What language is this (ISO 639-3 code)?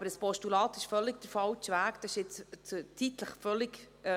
gsw